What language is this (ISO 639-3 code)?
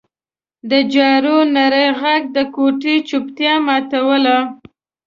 pus